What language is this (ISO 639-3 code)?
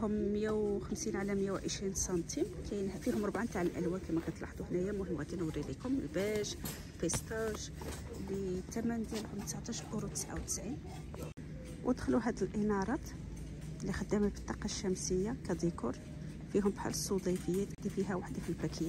ara